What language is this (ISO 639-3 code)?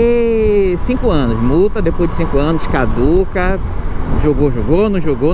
por